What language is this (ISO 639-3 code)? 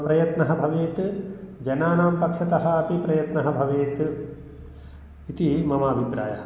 san